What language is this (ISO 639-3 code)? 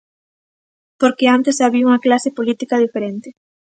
glg